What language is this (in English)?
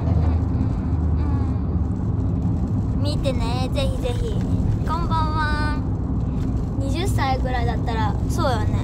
Japanese